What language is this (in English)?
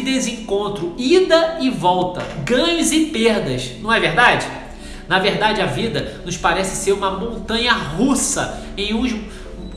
Portuguese